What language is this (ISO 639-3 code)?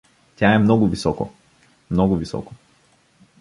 bul